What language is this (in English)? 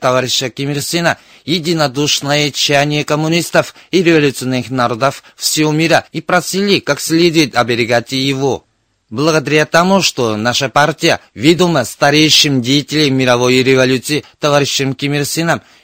Russian